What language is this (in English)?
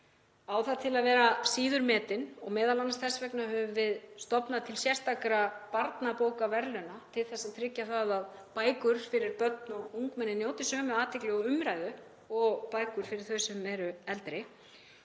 Icelandic